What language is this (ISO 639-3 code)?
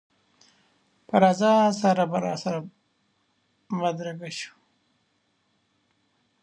pus